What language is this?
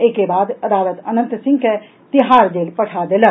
Maithili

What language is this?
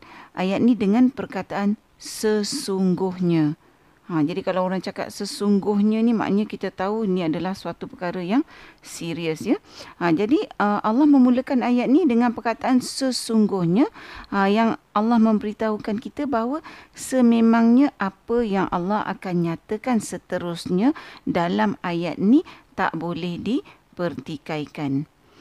Malay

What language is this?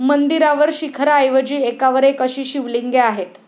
Marathi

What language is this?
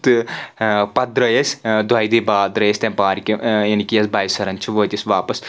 Kashmiri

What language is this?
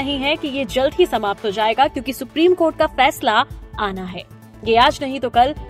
Hindi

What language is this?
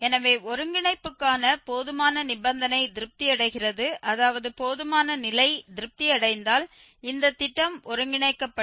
Tamil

